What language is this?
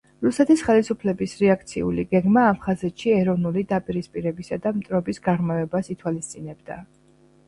Georgian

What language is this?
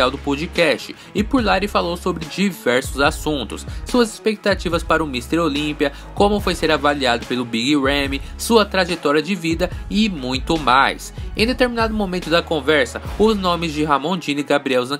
Portuguese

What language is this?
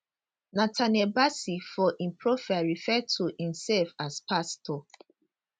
Nigerian Pidgin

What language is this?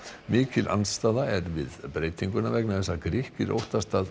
Icelandic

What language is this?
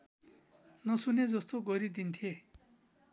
Nepali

